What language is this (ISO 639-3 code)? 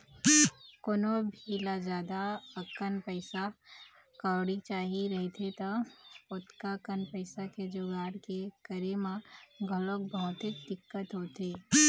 hne